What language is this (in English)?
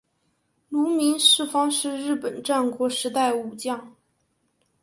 Chinese